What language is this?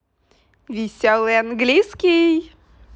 Russian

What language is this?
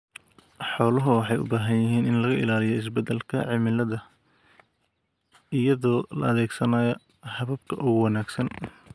Somali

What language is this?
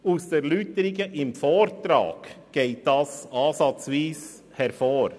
Swiss German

